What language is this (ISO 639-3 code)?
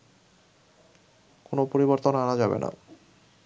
ben